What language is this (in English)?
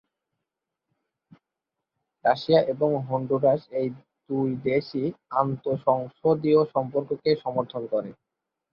Bangla